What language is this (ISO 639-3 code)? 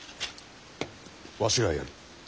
jpn